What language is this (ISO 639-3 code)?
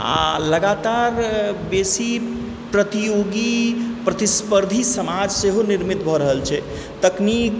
mai